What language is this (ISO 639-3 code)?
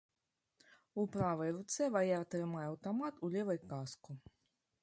bel